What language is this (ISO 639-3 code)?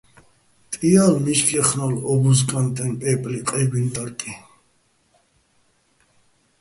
bbl